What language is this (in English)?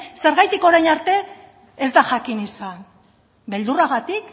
Basque